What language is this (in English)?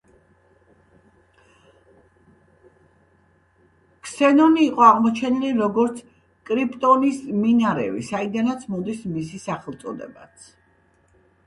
Georgian